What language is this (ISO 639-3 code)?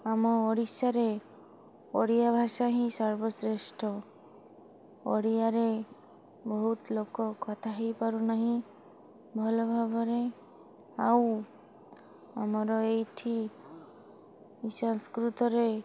ori